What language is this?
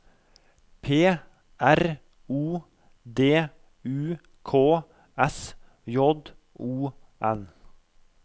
Norwegian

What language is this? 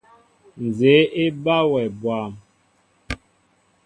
Mbo (Cameroon)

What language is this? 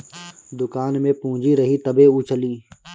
Bhojpuri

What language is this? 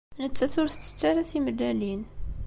Kabyle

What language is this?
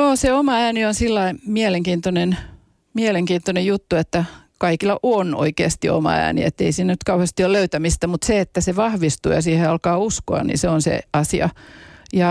Finnish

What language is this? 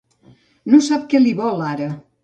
Catalan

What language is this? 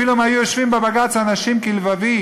Hebrew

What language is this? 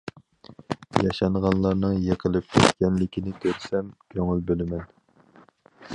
Uyghur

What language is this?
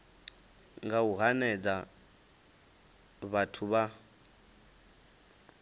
Venda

